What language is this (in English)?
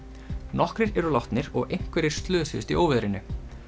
Icelandic